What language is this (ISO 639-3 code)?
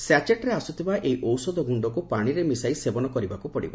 ori